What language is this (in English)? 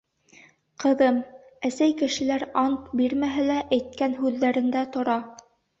Bashkir